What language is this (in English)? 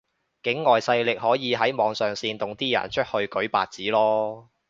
Cantonese